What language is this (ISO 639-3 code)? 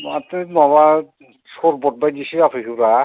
brx